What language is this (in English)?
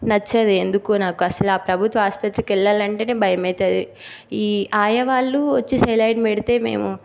Telugu